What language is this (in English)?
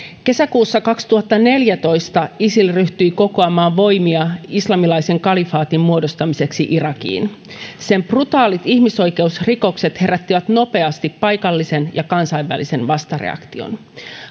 Finnish